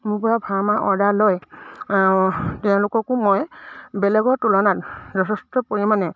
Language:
Assamese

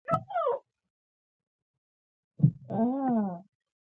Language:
Pashto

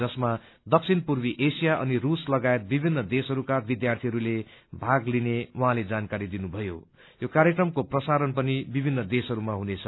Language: Nepali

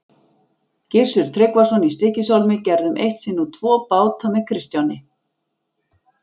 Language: Icelandic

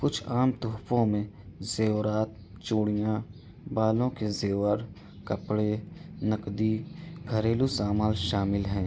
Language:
Urdu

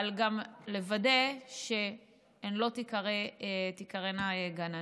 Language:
Hebrew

